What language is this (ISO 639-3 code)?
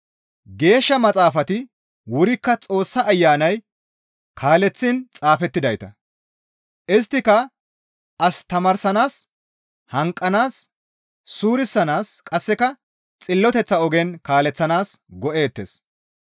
gmv